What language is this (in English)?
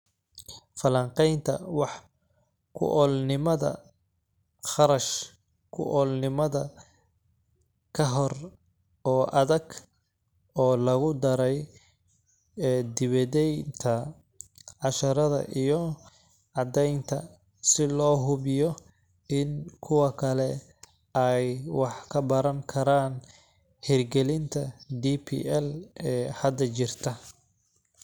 Somali